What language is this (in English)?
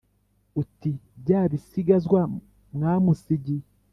Kinyarwanda